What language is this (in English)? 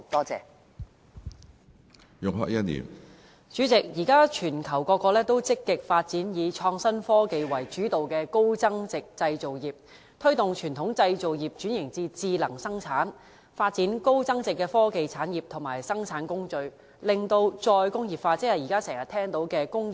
Cantonese